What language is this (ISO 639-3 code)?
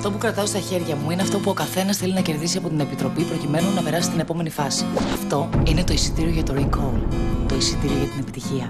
ell